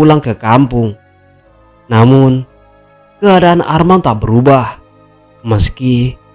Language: Indonesian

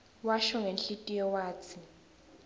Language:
Swati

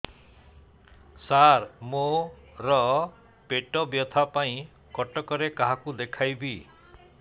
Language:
Odia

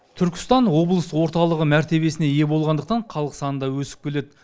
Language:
Kazakh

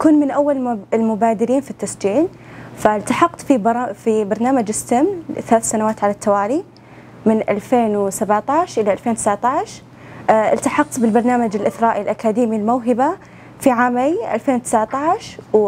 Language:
Arabic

